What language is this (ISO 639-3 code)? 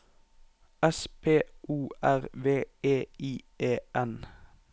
nor